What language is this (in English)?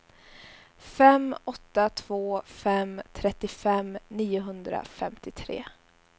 Swedish